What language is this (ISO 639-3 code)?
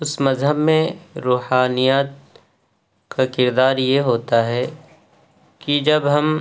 urd